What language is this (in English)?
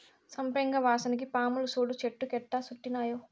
Telugu